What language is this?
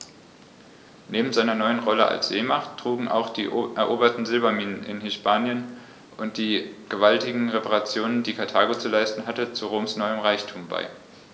German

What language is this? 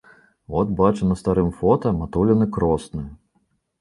Belarusian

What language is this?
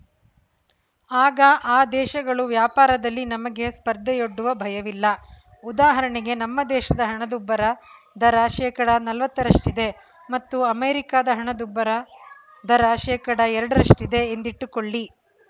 Kannada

